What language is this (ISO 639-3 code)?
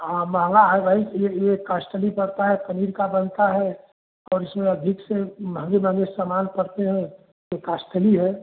hin